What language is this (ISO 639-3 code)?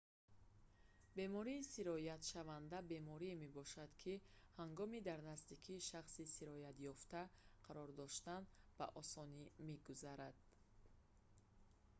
tgk